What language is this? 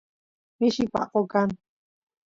Santiago del Estero Quichua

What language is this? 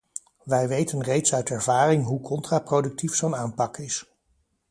Dutch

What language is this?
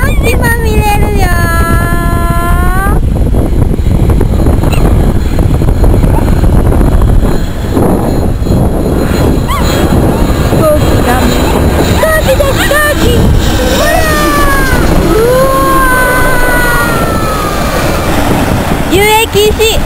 English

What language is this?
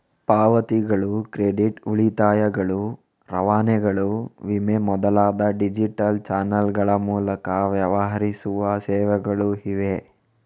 Kannada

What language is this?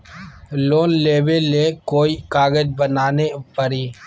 Magahi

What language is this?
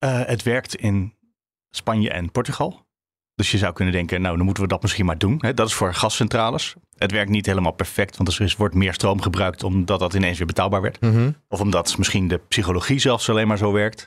Dutch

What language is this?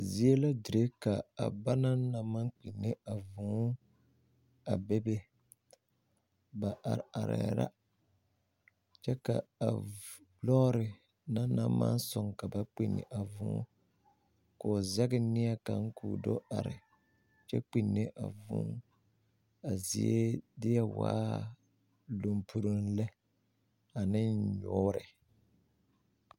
Southern Dagaare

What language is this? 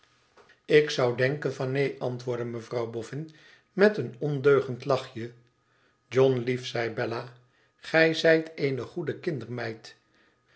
Dutch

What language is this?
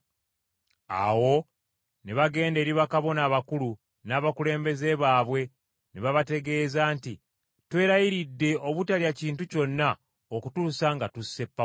Ganda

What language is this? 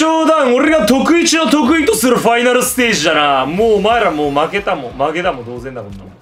Japanese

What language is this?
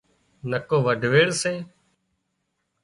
Wadiyara Koli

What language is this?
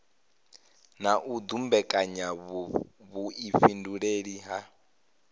Venda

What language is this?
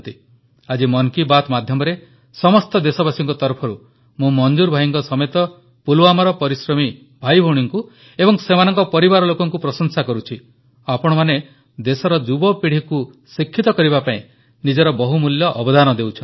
Odia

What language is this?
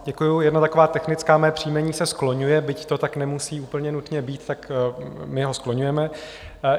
Czech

